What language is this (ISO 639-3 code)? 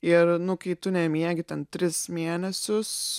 lit